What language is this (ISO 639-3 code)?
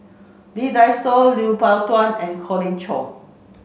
eng